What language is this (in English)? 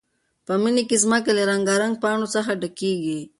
Pashto